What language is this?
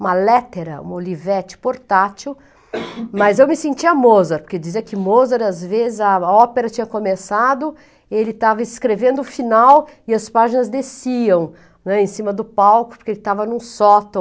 Portuguese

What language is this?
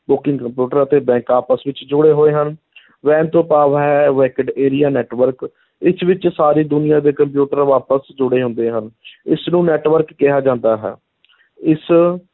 Punjabi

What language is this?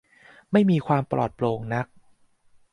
Thai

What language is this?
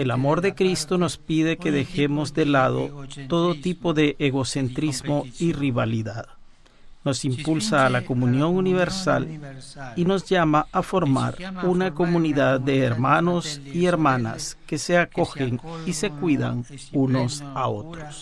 Spanish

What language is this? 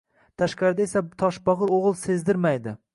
Uzbek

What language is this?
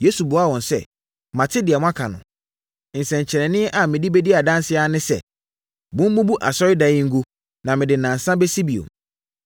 Akan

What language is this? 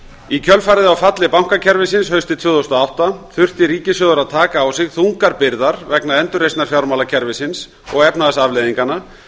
Icelandic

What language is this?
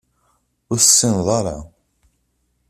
Kabyle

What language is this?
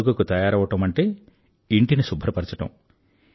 Telugu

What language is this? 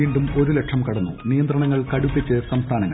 Malayalam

